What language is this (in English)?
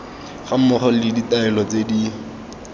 Tswana